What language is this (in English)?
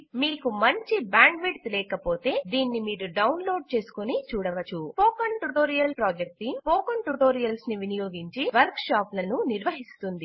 Telugu